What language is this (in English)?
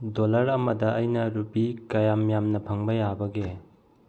Manipuri